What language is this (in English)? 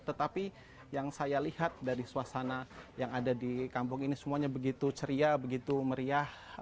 Indonesian